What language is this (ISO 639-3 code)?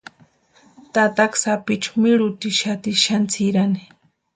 pua